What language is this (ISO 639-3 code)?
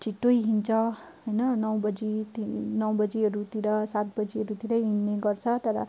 nep